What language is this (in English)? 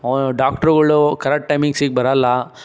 Kannada